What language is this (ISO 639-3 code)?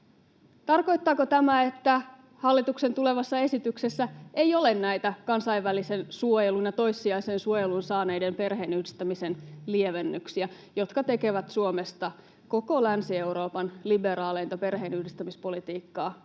fin